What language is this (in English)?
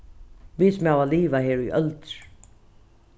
Faroese